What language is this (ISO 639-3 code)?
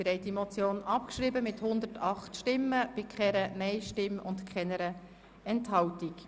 gsw